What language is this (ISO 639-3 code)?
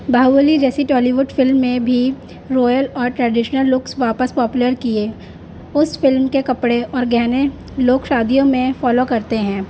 urd